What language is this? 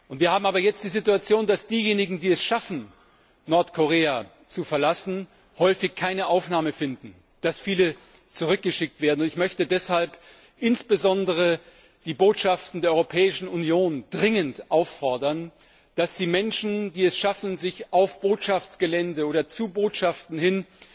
German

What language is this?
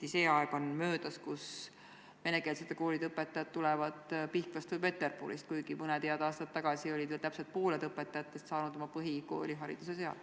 Estonian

